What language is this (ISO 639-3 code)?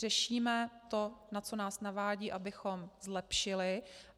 ces